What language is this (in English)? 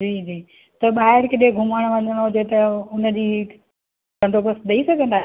Sindhi